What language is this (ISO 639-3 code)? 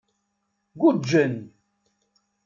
kab